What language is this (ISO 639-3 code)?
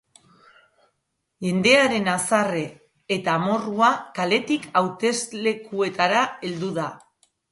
eus